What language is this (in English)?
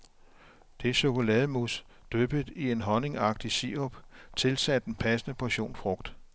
Danish